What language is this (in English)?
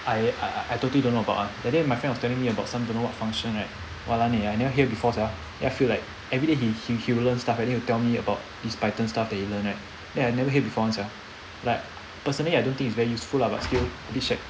English